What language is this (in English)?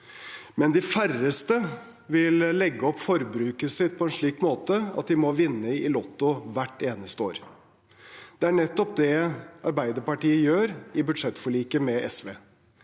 Norwegian